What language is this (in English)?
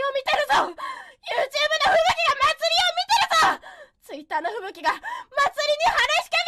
Japanese